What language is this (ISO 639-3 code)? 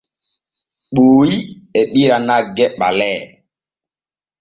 fue